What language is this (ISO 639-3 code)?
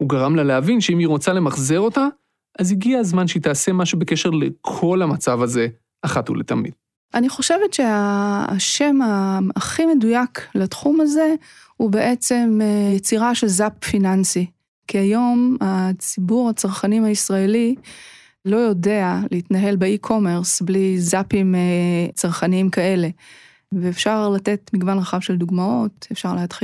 heb